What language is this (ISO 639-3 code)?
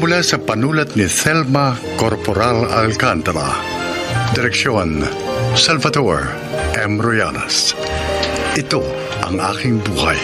fil